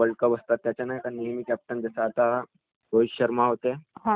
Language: Marathi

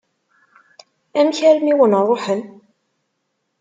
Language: Kabyle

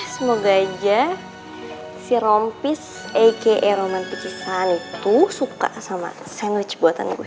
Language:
Indonesian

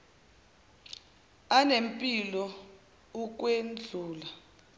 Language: Zulu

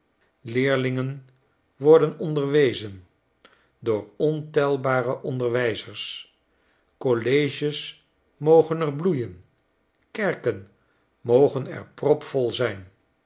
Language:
Dutch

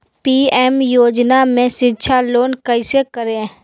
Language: Magahi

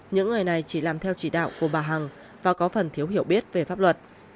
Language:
Vietnamese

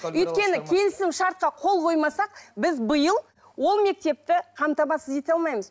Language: Kazakh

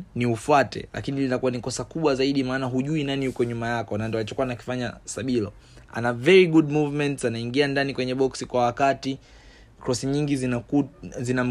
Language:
Swahili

